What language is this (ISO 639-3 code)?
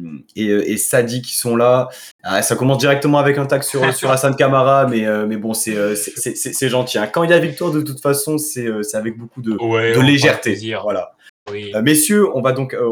fra